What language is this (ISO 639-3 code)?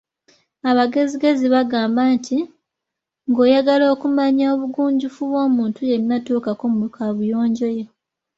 lug